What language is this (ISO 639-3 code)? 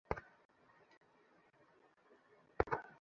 ben